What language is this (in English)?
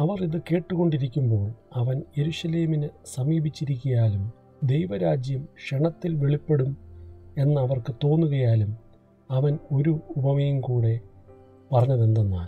Malayalam